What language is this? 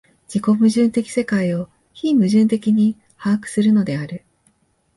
Japanese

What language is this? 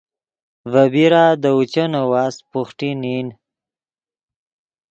Yidgha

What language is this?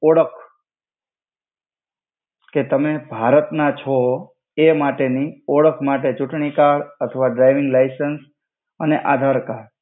Gujarati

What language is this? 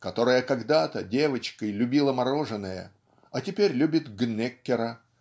Russian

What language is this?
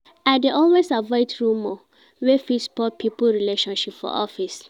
Nigerian Pidgin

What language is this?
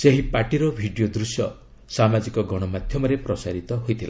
Odia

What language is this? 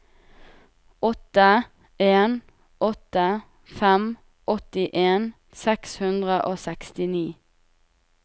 Norwegian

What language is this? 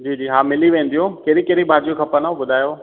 Sindhi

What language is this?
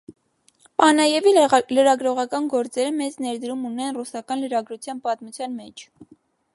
Armenian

